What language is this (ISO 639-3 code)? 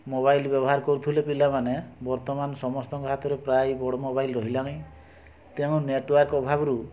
ori